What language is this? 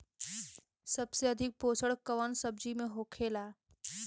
Bhojpuri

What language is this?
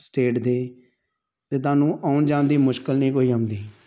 Punjabi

